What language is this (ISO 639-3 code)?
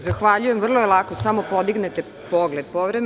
srp